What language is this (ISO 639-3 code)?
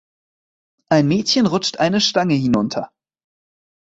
deu